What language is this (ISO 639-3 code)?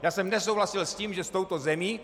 ces